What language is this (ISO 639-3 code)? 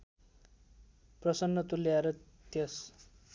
nep